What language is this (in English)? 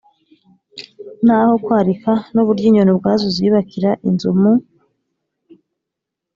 Kinyarwanda